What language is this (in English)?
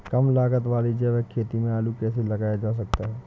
Hindi